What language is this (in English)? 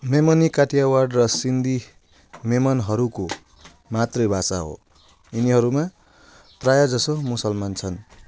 Nepali